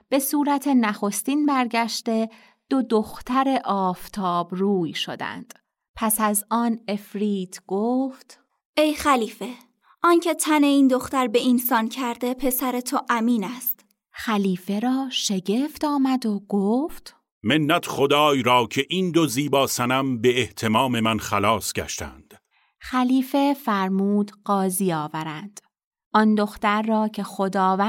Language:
Persian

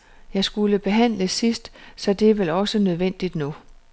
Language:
Danish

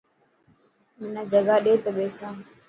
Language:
Dhatki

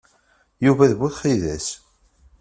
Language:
Kabyle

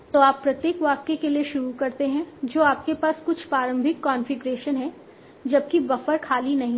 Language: Hindi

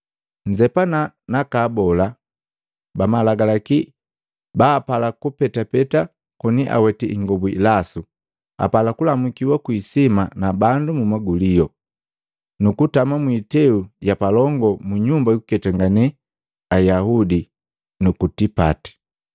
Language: Matengo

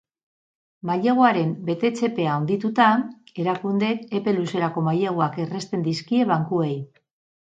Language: Basque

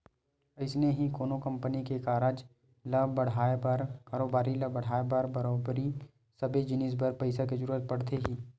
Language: Chhattisgarhi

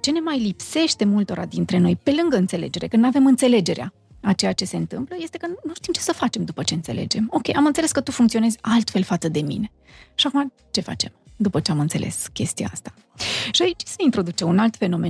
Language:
Romanian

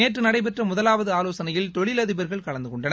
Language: Tamil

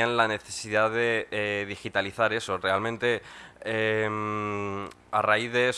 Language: Spanish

